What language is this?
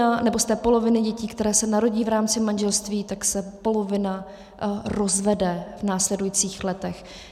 Czech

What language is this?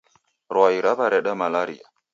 Taita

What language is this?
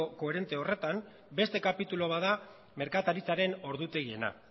Basque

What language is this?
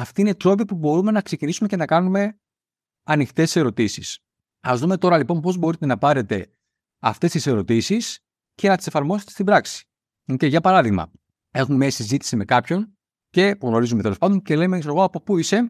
Greek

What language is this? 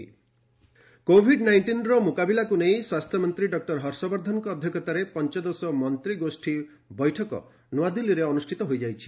Odia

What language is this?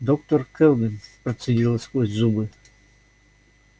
Russian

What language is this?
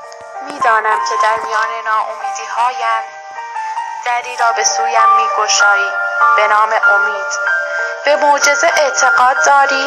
Persian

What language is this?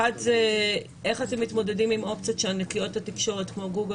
Hebrew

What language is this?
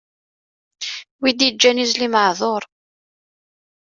Kabyle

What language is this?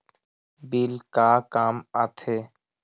Chhattisgarhi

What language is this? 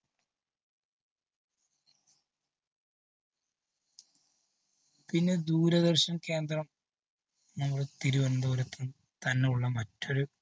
Malayalam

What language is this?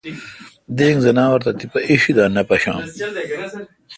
Kalkoti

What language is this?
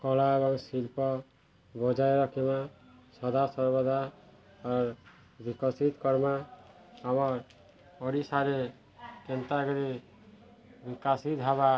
Odia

